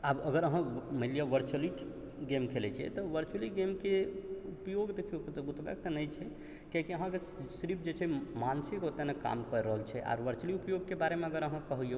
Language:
Maithili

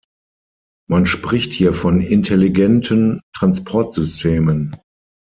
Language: German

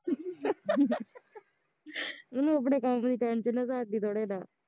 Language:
Punjabi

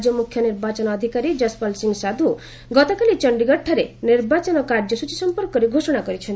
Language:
Odia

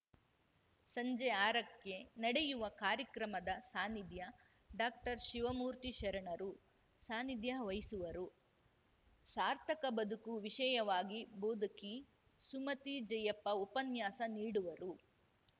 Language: Kannada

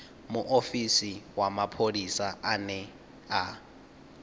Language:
Venda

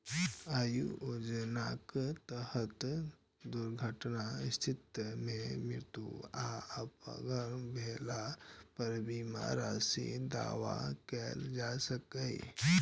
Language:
Maithili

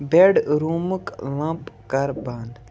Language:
Kashmiri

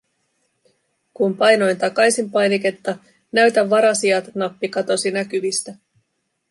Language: Finnish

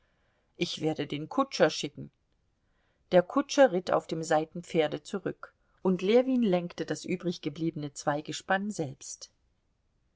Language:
German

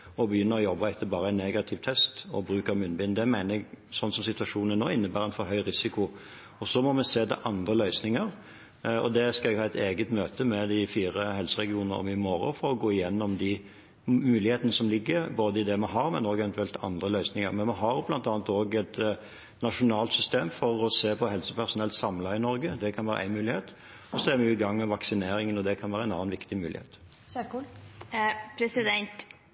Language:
Norwegian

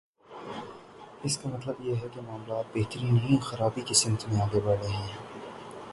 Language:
Urdu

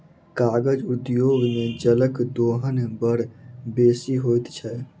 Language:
Maithili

